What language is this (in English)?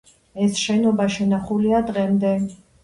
Georgian